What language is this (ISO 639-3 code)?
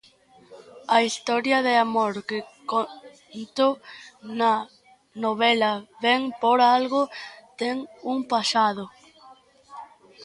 glg